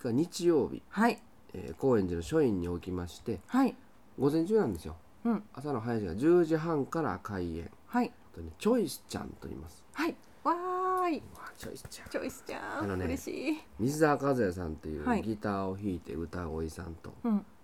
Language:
Japanese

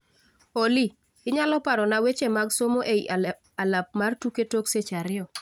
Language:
Luo (Kenya and Tanzania)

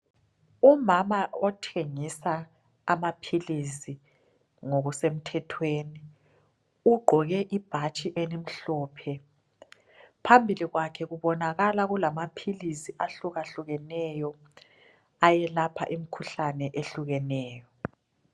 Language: North Ndebele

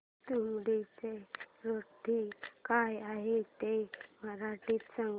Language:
Marathi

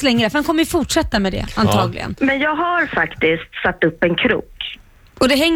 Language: Swedish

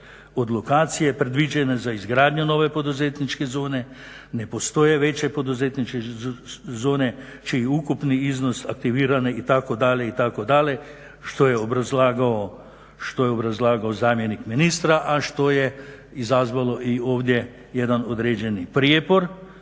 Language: Croatian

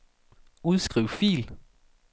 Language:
Danish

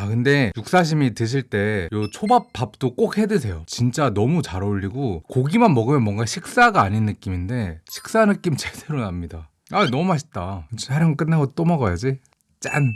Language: Korean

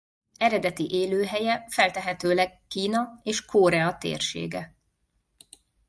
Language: Hungarian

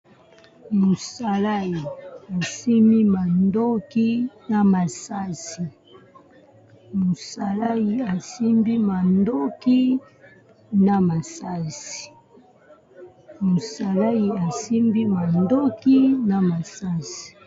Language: Lingala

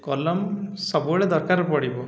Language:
Odia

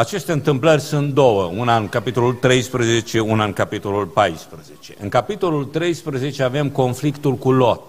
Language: Romanian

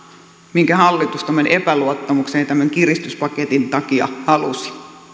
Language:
Finnish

